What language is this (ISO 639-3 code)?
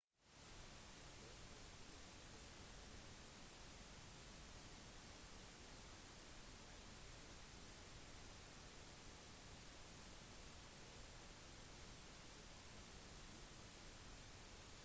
nob